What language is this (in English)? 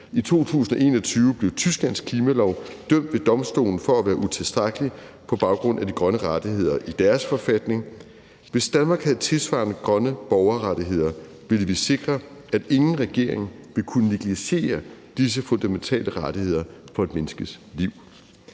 Danish